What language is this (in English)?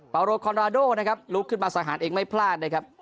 Thai